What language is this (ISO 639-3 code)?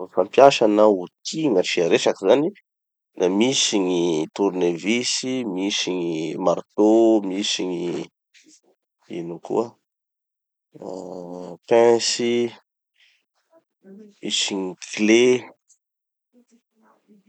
txy